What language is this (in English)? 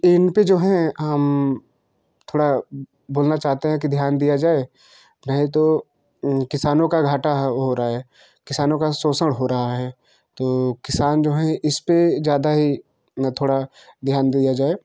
Hindi